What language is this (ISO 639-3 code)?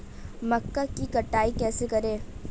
hin